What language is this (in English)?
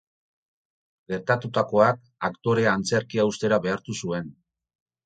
Basque